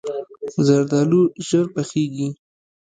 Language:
Pashto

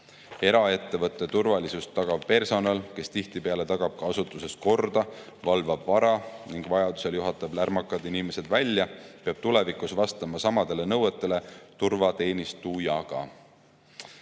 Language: Estonian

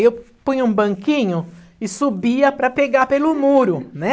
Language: Portuguese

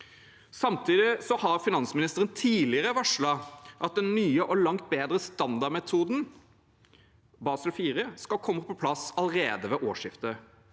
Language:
Norwegian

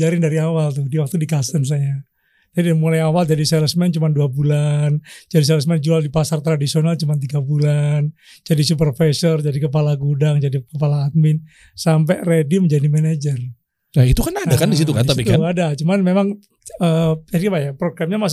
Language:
Indonesian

